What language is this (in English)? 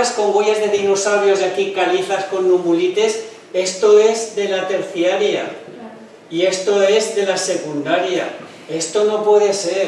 Spanish